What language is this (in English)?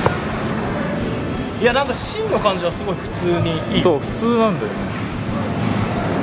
Japanese